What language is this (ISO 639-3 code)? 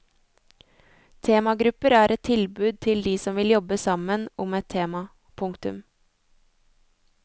nor